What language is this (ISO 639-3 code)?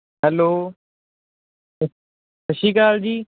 pan